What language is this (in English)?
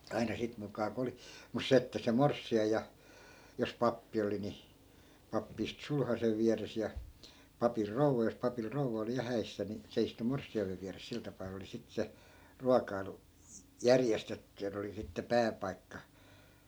Finnish